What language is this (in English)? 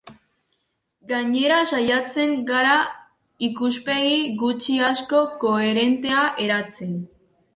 Basque